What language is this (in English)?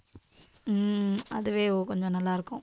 Tamil